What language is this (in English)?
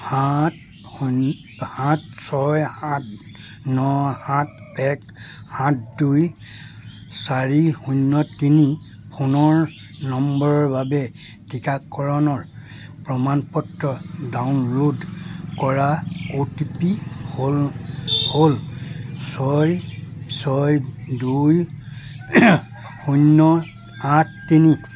Assamese